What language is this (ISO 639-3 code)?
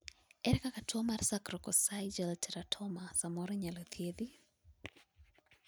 luo